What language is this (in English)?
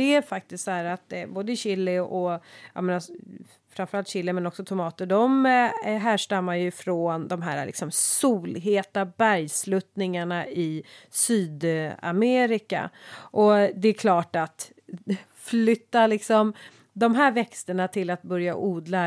Swedish